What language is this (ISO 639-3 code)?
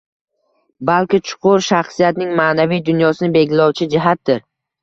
uzb